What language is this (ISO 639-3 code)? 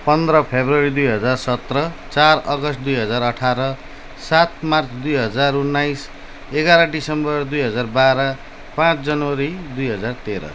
nep